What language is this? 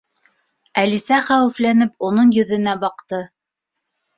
Bashkir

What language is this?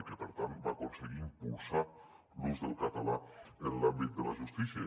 Catalan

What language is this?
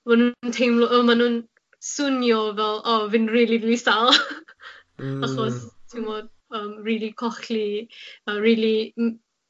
Welsh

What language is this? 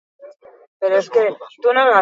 Basque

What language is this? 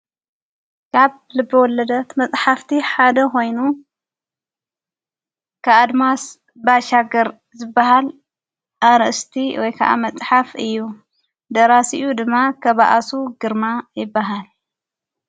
Tigrinya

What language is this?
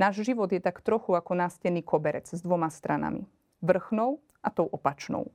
Slovak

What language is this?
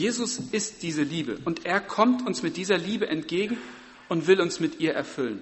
German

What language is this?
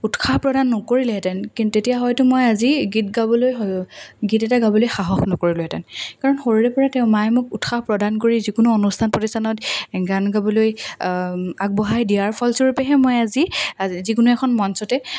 Assamese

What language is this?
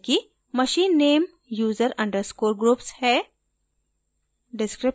Hindi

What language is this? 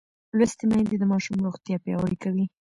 Pashto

